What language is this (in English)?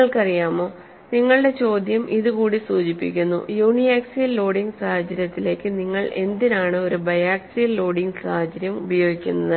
Malayalam